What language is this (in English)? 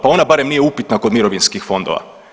Croatian